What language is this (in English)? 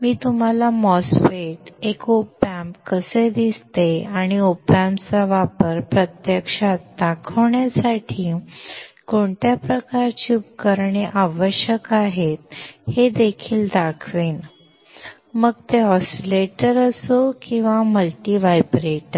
Marathi